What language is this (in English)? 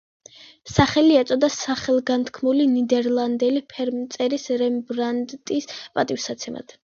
Georgian